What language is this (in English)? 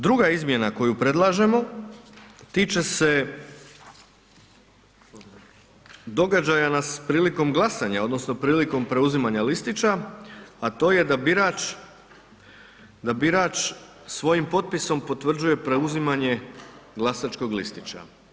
Croatian